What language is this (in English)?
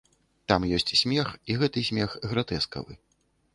Belarusian